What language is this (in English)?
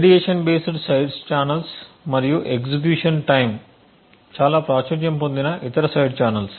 Telugu